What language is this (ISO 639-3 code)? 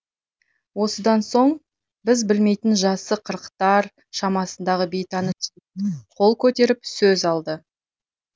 kaz